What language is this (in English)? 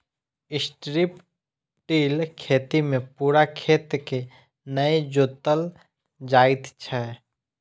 Maithili